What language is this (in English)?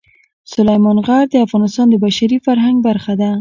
Pashto